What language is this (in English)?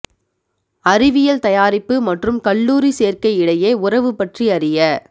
Tamil